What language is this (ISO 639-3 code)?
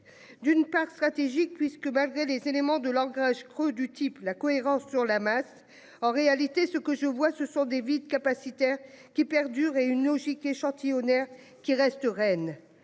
fra